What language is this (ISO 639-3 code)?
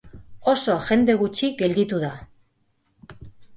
eus